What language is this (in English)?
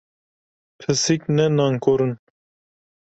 Kurdish